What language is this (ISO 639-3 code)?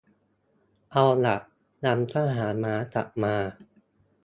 tha